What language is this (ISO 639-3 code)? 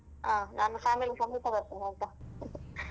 kan